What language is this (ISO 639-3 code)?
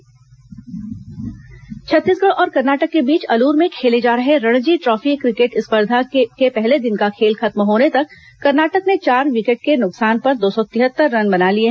hin